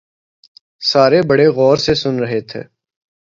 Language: Urdu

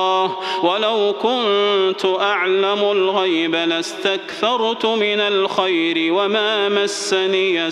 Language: Arabic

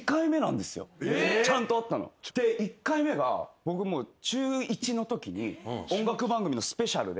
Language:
Japanese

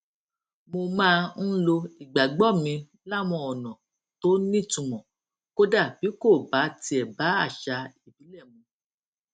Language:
Yoruba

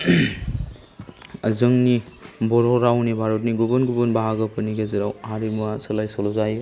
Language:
Bodo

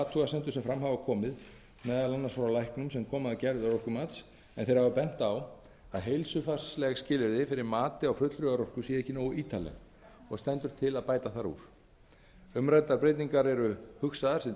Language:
Icelandic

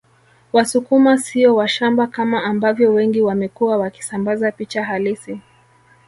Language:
Swahili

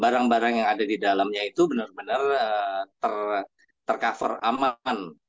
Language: Indonesian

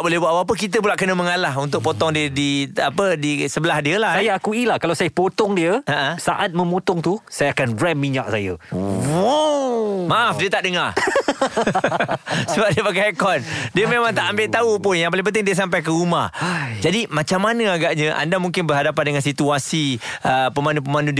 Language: Malay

